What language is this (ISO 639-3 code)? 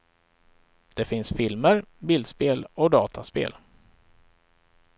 swe